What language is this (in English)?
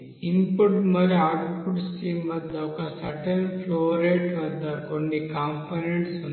Telugu